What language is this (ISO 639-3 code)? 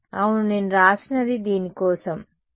tel